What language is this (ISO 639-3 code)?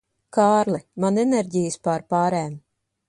lav